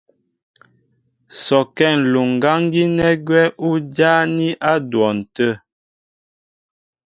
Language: Mbo (Cameroon)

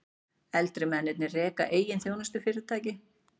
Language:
Icelandic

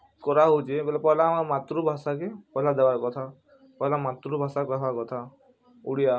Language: Odia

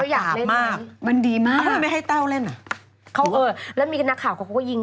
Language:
Thai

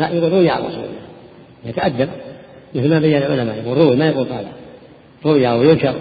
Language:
Arabic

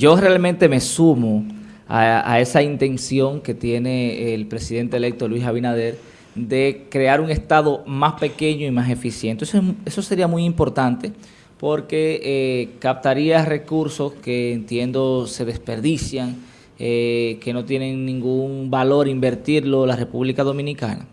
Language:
Spanish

